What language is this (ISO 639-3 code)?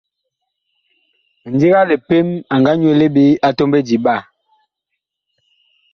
bkh